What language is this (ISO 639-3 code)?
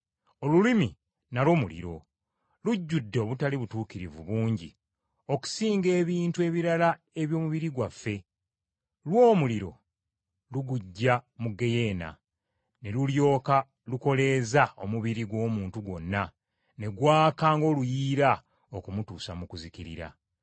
lug